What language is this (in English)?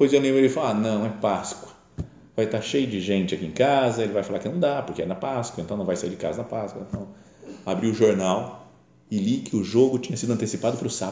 Portuguese